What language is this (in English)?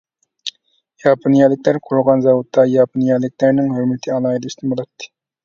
Uyghur